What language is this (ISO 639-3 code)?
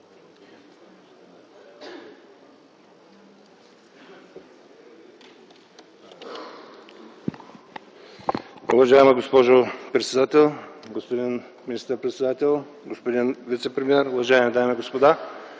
bul